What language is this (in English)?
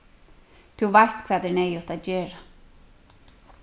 Faroese